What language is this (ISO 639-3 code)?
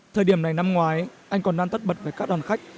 vie